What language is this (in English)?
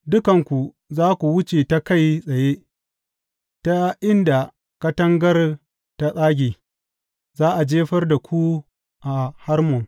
Hausa